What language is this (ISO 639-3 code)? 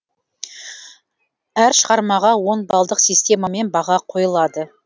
kaz